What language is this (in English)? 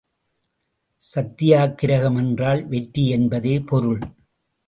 Tamil